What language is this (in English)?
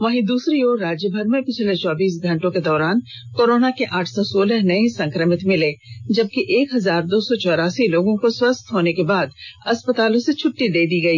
Hindi